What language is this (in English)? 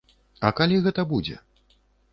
Belarusian